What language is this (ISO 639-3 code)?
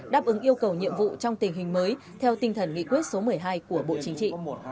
vie